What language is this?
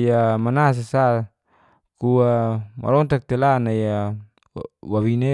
Geser-Gorom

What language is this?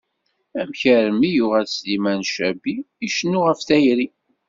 Kabyle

